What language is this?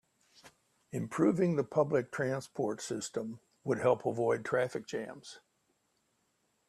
English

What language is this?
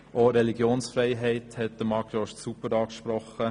Swiss German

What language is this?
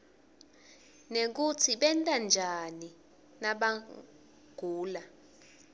Swati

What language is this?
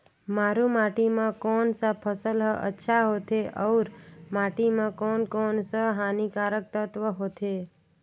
Chhattisgarhi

